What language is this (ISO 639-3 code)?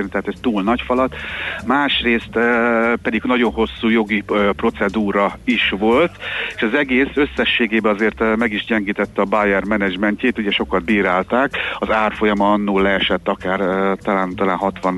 hun